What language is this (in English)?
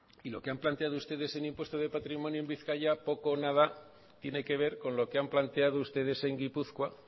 Spanish